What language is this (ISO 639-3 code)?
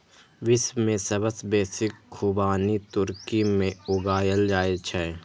mai